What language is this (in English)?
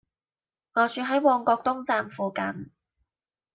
Cantonese